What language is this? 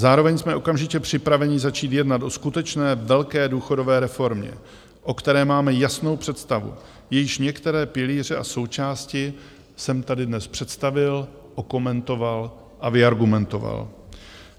Czech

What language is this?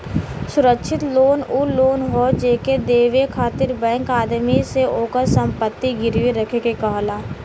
Bhojpuri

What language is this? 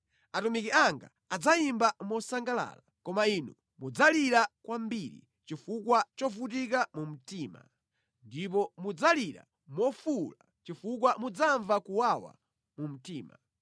Nyanja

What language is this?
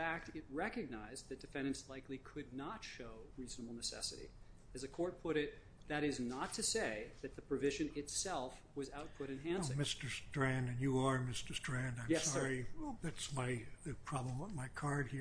English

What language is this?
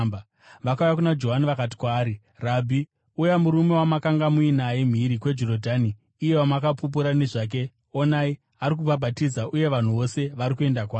Shona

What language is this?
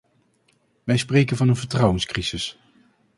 Dutch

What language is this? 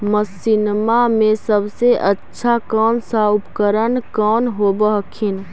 Magahi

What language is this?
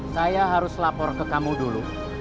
Indonesian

